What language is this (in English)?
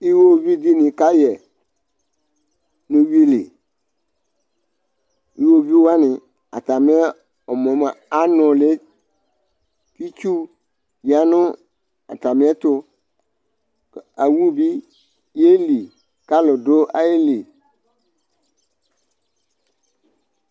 Ikposo